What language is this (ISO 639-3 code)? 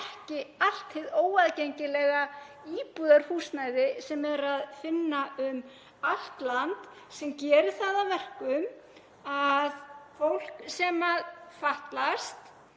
isl